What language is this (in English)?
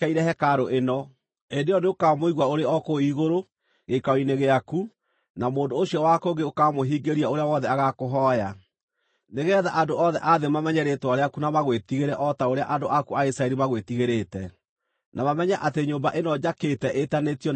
Kikuyu